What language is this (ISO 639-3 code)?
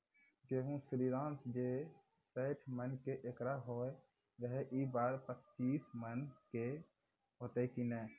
mai